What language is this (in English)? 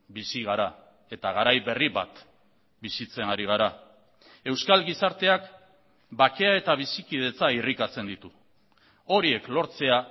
Basque